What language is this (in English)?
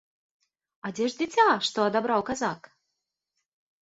Belarusian